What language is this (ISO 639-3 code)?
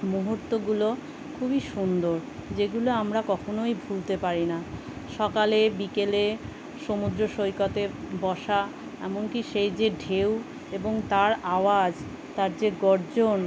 ben